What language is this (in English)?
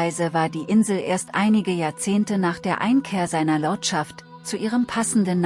German